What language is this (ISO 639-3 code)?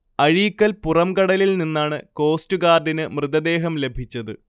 mal